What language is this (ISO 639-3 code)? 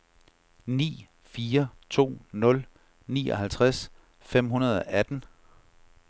dan